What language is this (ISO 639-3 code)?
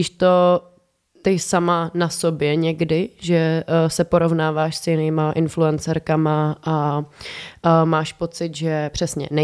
ces